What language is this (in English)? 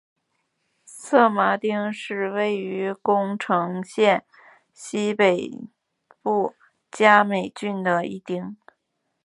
Chinese